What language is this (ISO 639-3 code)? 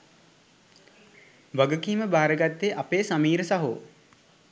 sin